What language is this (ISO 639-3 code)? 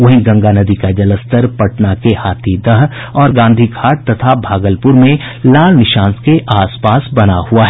hin